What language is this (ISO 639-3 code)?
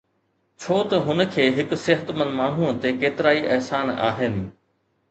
snd